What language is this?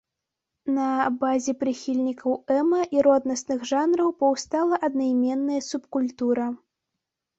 Belarusian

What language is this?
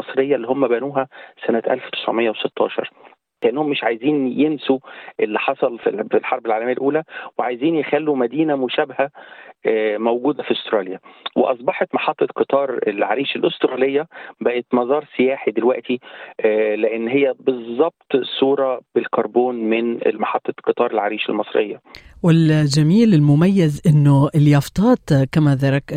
Arabic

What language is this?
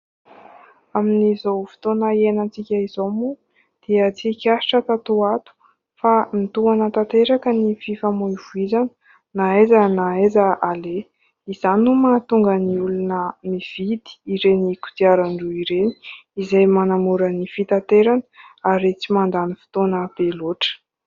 Malagasy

